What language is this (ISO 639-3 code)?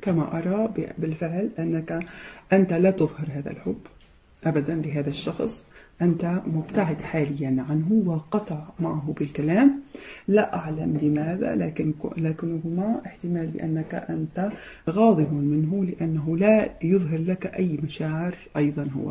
ara